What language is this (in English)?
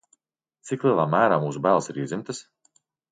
Latvian